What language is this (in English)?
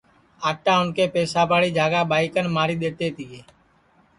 Sansi